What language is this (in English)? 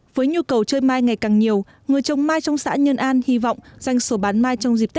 Vietnamese